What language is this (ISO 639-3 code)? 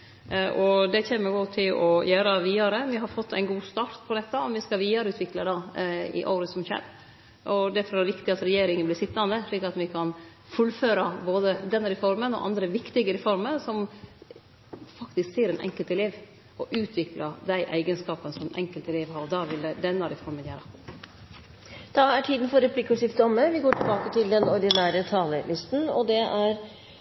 nor